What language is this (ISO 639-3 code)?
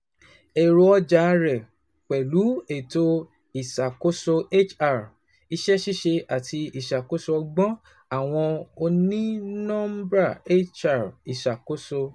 yor